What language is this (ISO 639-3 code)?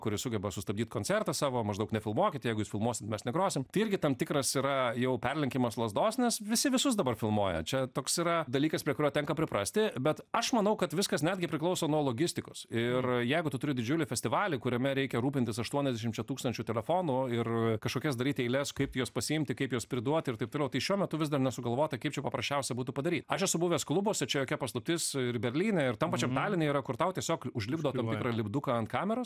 lit